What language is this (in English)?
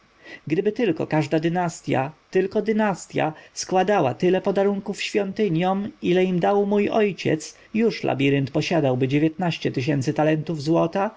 Polish